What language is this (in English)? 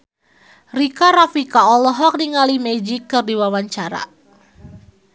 Sundanese